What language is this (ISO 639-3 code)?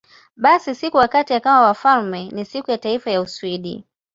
swa